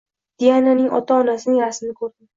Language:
Uzbek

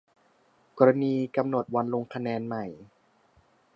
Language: Thai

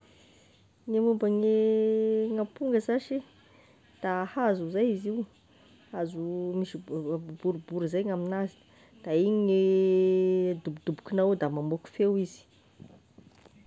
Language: Tesaka Malagasy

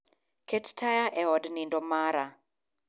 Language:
Luo (Kenya and Tanzania)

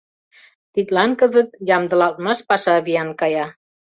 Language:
Mari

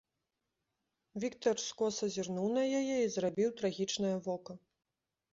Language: Belarusian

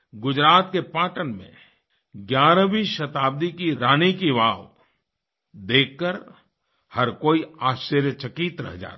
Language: Hindi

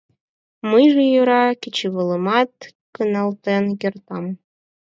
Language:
Mari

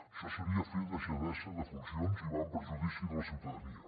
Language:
Catalan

